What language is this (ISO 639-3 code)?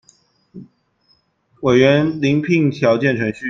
zho